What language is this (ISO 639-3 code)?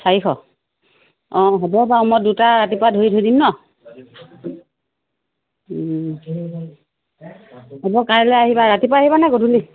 asm